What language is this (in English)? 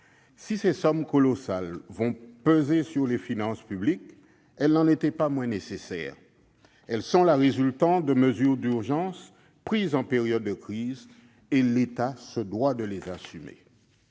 French